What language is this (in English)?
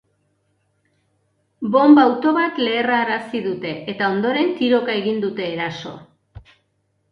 Basque